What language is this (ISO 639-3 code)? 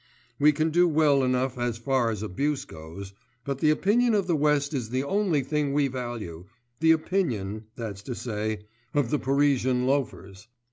eng